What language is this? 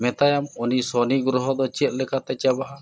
Santali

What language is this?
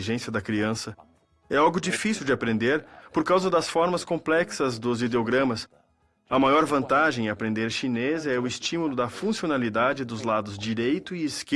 Portuguese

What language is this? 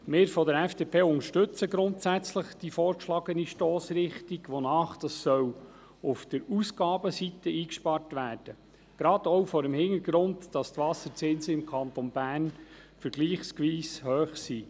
Swiss German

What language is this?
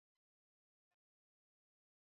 Swahili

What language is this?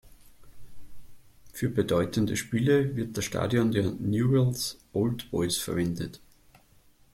German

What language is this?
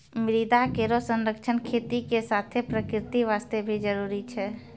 Maithili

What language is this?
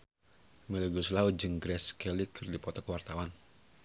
Sundanese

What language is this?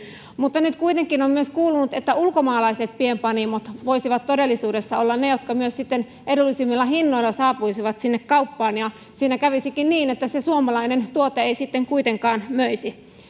Finnish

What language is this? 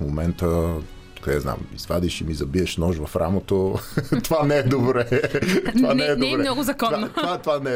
Bulgarian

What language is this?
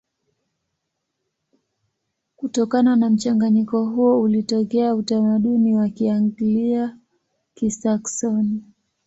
Swahili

